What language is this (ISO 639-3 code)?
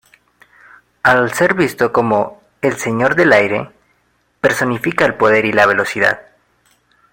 spa